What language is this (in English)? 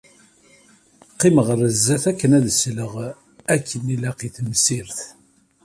Kabyle